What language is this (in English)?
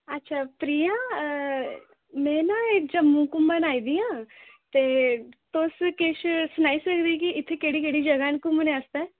Dogri